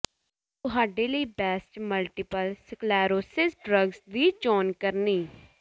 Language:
Punjabi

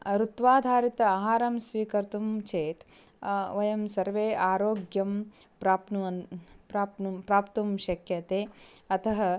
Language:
Sanskrit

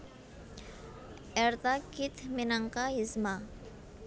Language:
Javanese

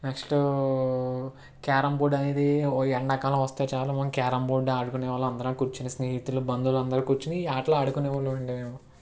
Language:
Telugu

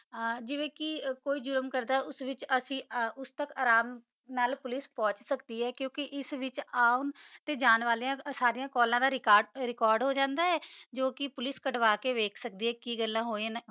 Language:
Punjabi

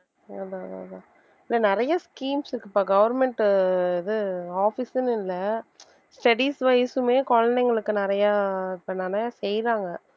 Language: Tamil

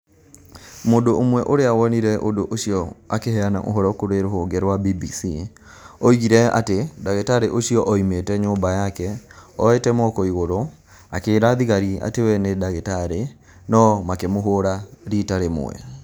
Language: Kikuyu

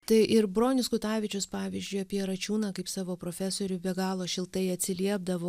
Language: Lithuanian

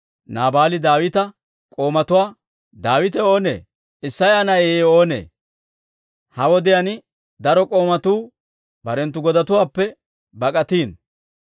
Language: Dawro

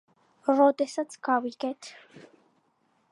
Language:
Georgian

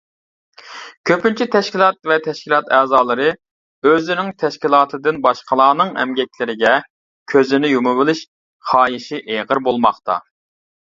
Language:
Uyghur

